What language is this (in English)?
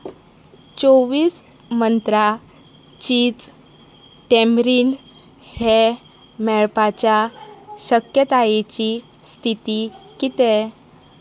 Konkani